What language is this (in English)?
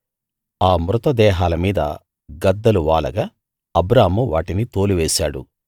Telugu